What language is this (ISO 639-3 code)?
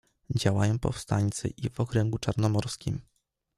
pol